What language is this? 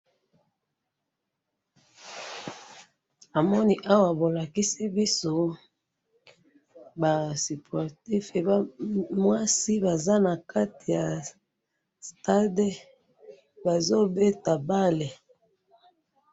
Lingala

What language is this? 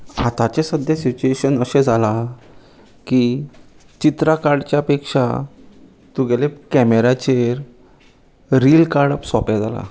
Konkani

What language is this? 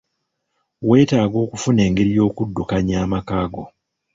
Ganda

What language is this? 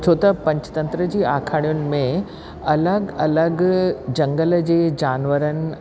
Sindhi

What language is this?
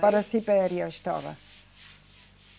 Portuguese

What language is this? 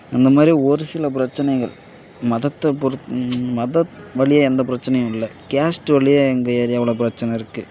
Tamil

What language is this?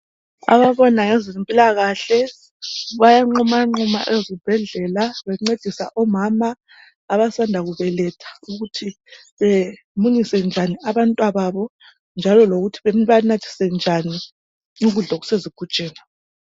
North Ndebele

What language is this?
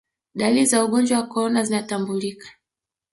Swahili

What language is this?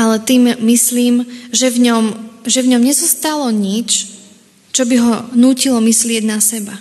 Slovak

